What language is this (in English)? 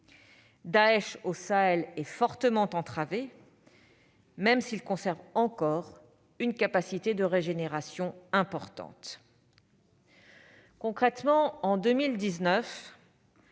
French